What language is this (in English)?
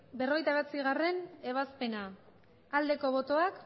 Basque